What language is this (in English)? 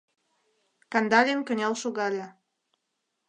Mari